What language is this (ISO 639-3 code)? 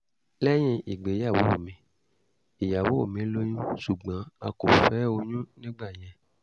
yor